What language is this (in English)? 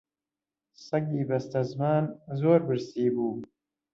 Central Kurdish